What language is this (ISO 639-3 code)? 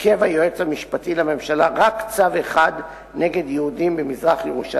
heb